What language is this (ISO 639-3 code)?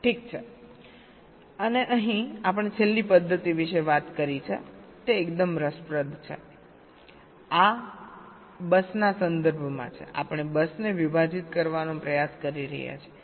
guj